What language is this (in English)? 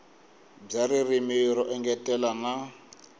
Tsonga